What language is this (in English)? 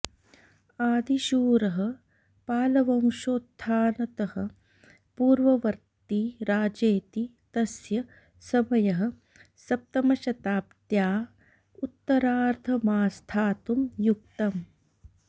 Sanskrit